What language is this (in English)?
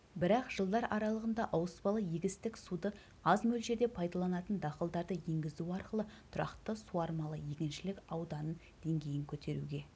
Kazakh